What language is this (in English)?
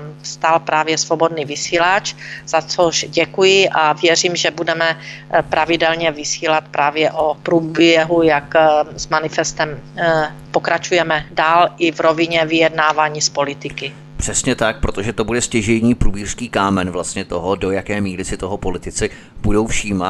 Czech